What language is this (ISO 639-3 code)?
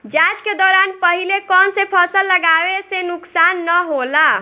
bho